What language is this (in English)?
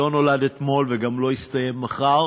Hebrew